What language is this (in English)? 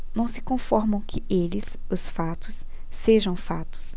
Portuguese